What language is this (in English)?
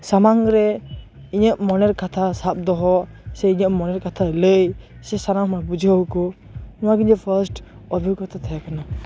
Santali